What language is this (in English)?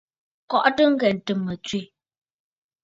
Bafut